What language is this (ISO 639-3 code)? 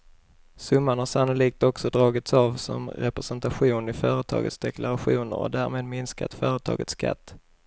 swe